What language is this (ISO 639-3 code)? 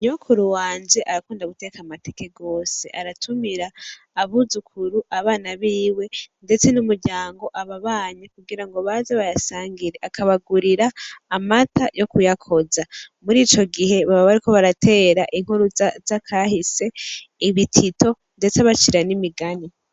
run